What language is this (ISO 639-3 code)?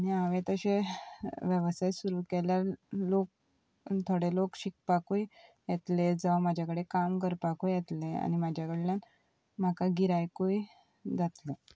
kok